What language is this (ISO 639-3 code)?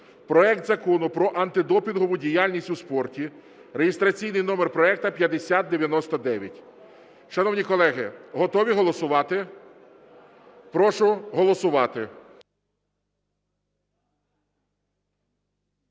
ukr